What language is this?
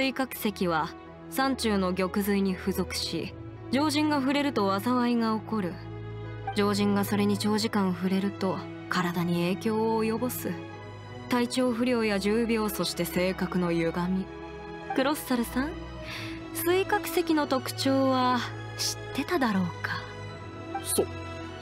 Japanese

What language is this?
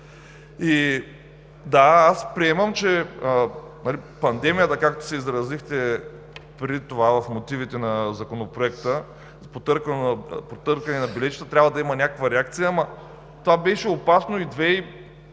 Bulgarian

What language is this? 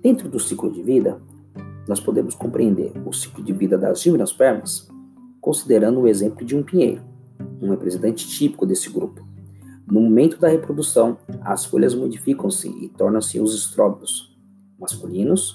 Portuguese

